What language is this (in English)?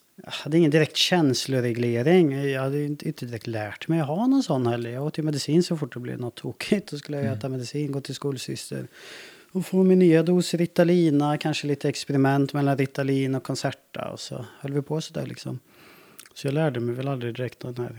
Swedish